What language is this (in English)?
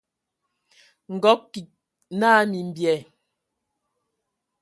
Ewondo